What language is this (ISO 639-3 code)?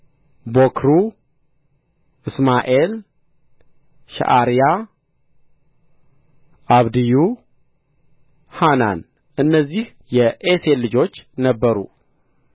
amh